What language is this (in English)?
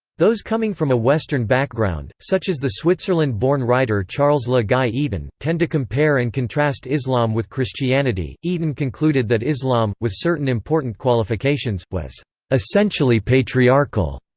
English